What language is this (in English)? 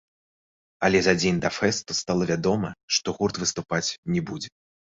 Belarusian